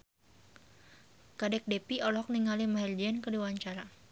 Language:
Sundanese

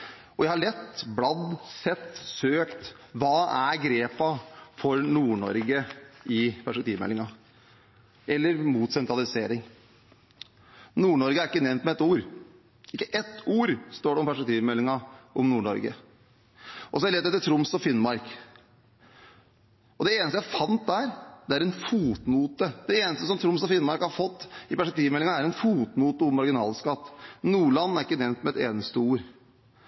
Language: Norwegian Bokmål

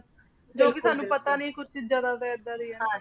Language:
Punjabi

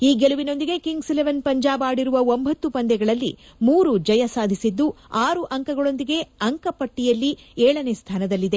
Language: Kannada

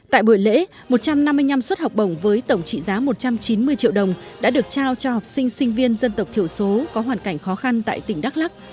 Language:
Vietnamese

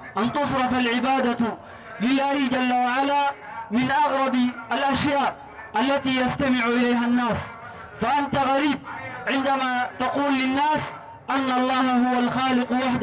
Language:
Arabic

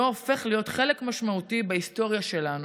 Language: Hebrew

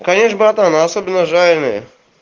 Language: Russian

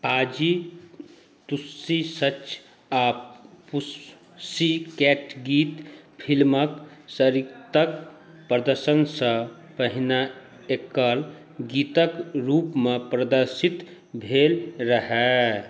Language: Maithili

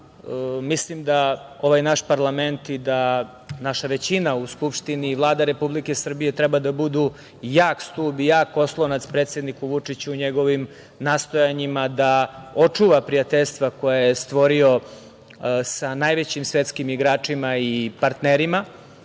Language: Serbian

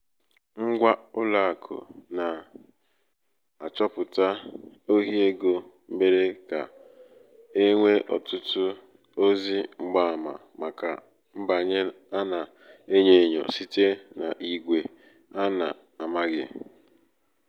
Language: Igbo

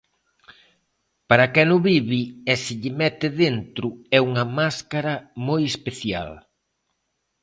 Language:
Galician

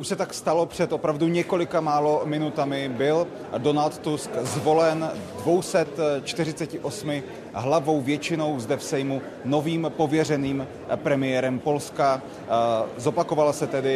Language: Czech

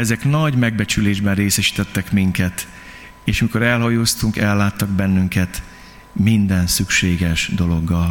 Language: Hungarian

